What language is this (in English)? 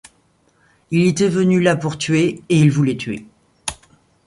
French